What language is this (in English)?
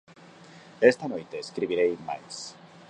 Galician